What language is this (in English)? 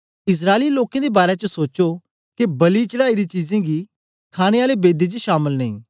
Dogri